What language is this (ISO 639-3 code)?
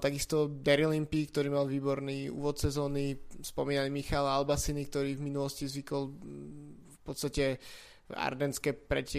slk